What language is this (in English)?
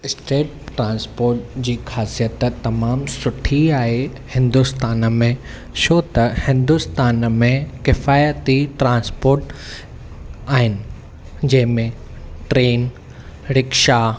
Sindhi